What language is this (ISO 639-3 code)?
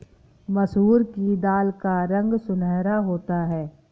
hin